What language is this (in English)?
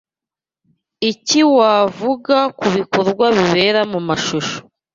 Kinyarwanda